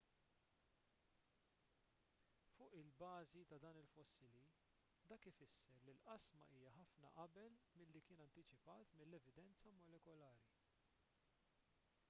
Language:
Maltese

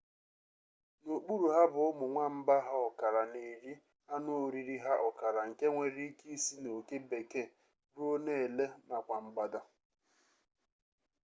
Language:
Igbo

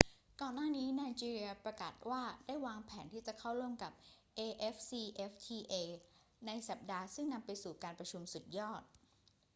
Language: Thai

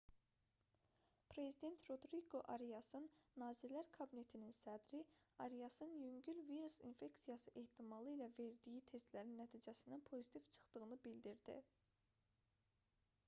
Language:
Azerbaijani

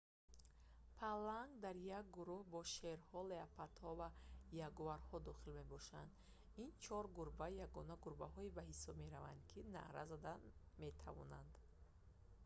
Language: Tajik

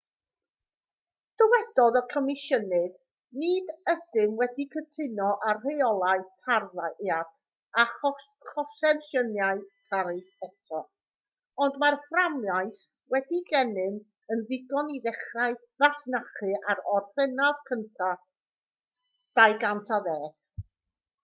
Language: Welsh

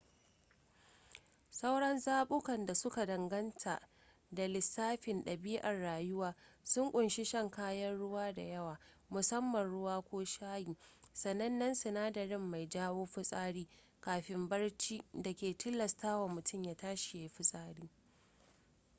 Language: Hausa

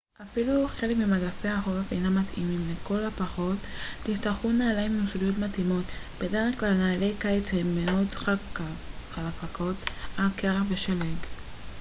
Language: Hebrew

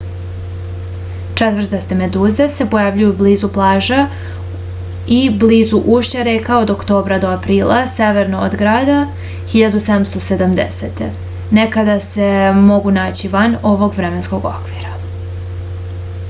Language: Serbian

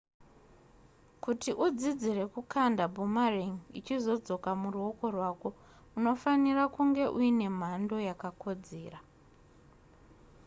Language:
Shona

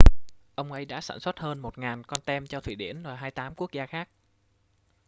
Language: Vietnamese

